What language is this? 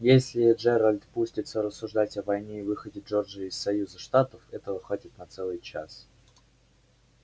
Russian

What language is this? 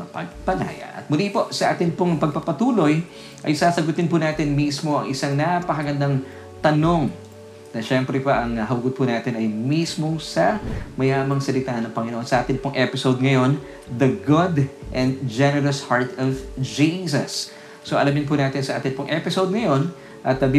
Filipino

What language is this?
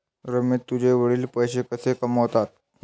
Marathi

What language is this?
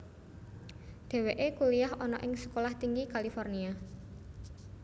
Javanese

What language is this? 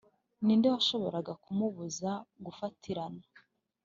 Kinyarwanda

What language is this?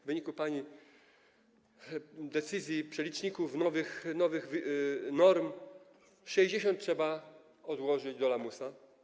Polish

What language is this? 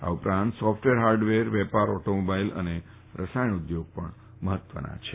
Gujarati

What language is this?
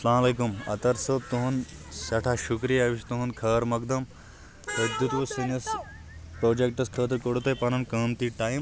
Kashmiri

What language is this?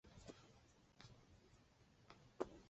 Chinese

